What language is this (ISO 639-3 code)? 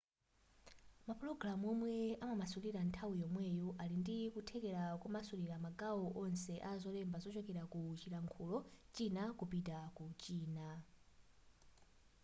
nya